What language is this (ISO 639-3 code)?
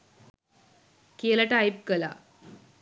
sin